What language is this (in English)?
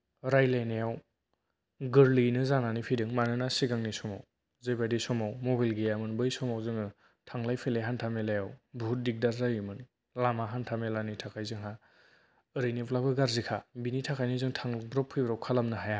Bodo